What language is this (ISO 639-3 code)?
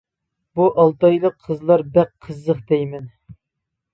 uig